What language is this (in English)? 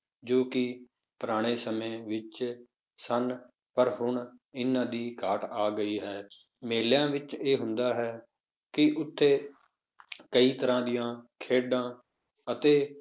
Punjabi